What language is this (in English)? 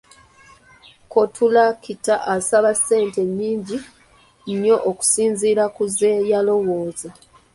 Ganda